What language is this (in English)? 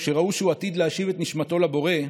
Hebrew